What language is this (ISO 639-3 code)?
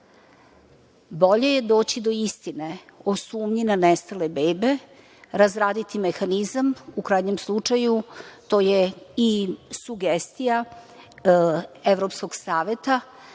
srp